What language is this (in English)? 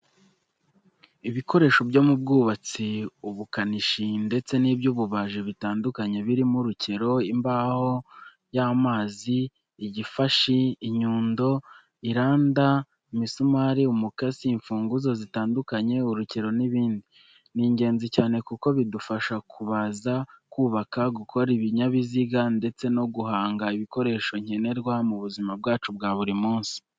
Kinyarwanda